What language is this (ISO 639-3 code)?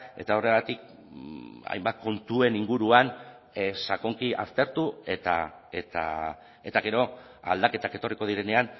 eus